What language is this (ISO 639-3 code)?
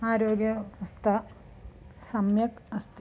san